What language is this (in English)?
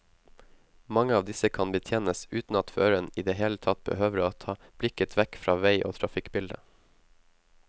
Norwegian